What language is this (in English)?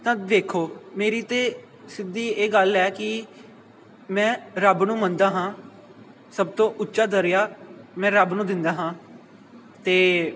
Punjabi